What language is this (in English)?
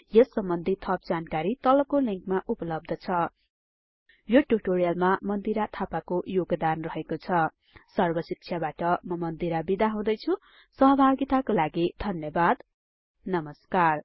Nepali